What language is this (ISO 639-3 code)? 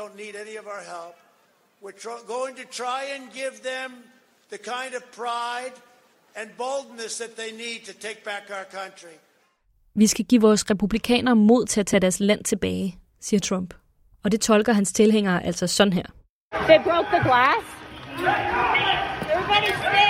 dan